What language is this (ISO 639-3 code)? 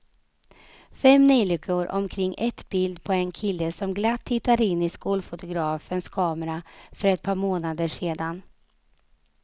swe